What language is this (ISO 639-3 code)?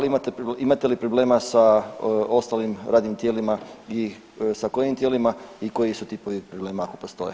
hrv